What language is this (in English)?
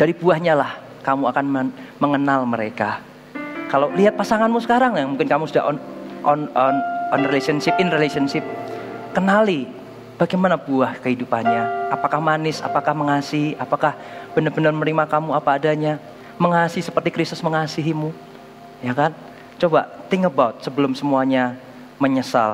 Indonesian